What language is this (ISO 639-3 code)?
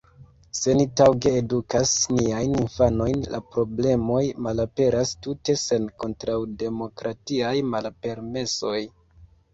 epo